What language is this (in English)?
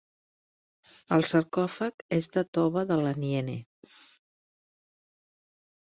Catalan